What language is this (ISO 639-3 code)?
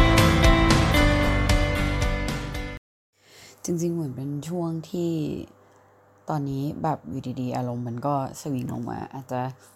tha